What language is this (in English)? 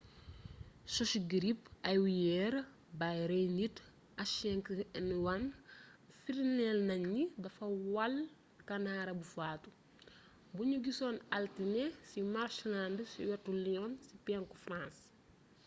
Wolof